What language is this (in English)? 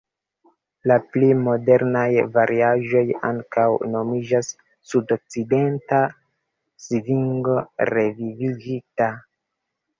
Esperanto